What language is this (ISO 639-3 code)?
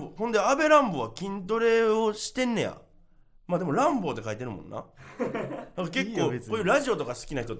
jpn